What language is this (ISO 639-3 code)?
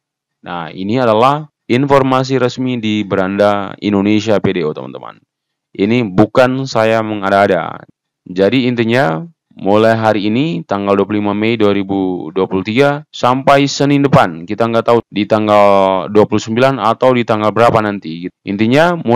ind